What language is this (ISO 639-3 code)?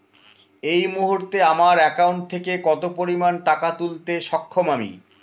ben